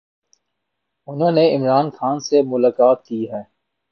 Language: Urdu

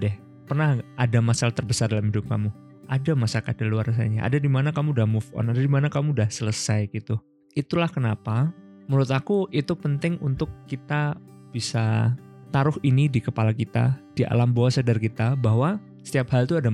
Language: Indonesian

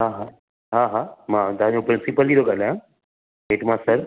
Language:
Sindhi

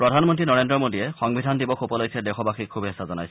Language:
Assamese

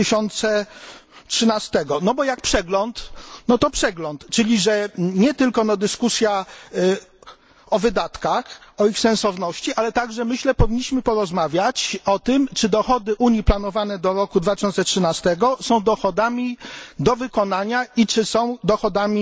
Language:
Polish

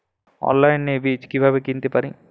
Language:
Bangla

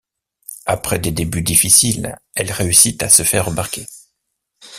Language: French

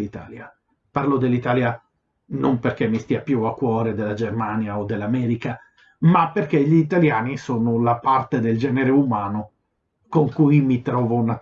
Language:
Italian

